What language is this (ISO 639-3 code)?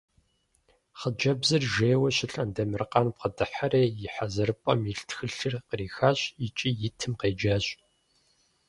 kbd